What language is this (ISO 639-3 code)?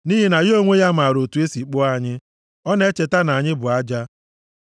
ibo